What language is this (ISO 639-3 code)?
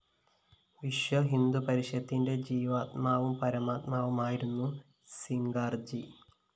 mal